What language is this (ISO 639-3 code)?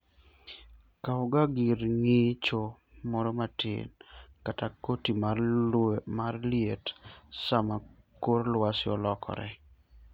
luo